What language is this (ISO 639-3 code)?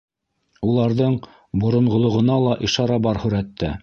bak